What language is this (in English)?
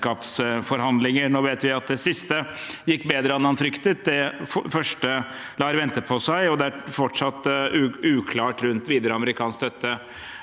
Norwegian